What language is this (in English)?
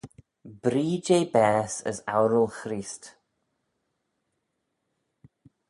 Manx